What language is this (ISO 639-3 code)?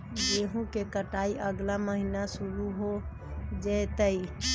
mag